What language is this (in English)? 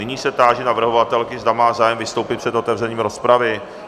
Czech